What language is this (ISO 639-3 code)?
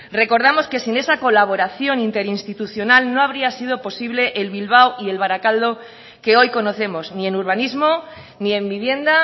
spa